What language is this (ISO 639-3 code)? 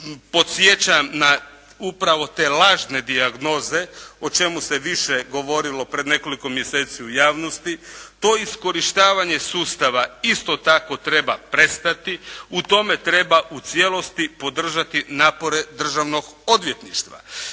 hrv